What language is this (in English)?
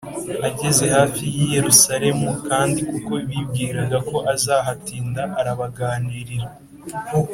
Kinyarwanda